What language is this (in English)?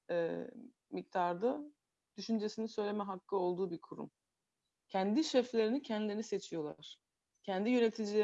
Turkish